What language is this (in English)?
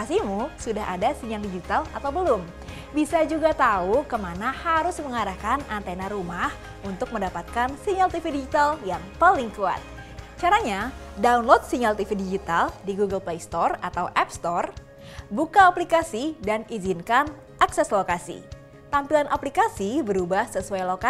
Indonesian